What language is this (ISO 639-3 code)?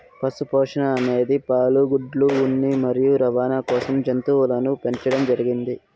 tel